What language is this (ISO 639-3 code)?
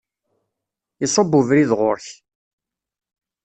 kab